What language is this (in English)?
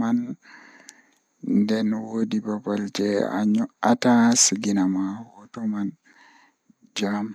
Fula